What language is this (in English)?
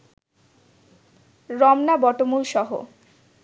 Bangla